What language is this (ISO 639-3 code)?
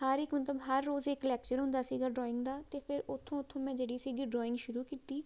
pan